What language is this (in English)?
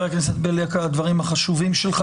Hebrew